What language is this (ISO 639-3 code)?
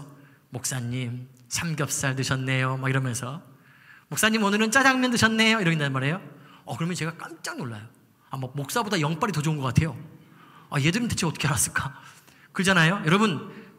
kor